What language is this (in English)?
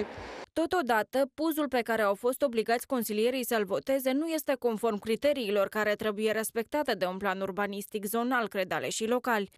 Romanian